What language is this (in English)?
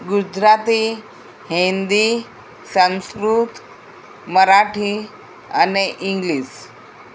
Gujarati